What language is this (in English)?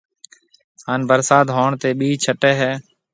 Marwari (Pakistan)